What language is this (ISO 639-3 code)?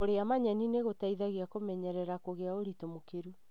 kik